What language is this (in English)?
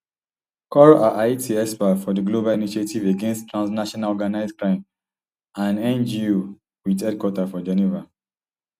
Nigerian Pidgin